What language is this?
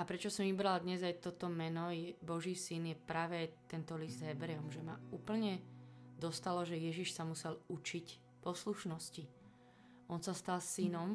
Slovak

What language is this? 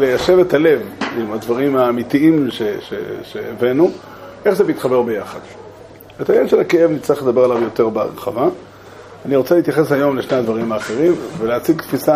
Hebrew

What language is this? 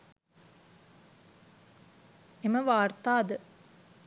Sinhala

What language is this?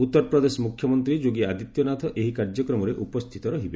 Odia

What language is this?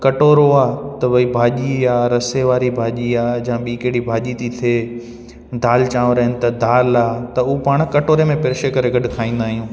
Sindhi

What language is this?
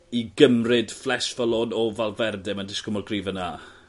Welsh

